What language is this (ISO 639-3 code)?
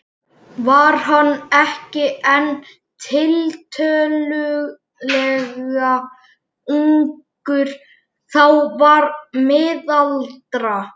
isl